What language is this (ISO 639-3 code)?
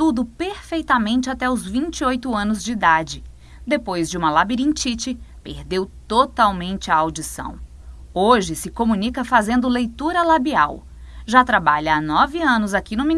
por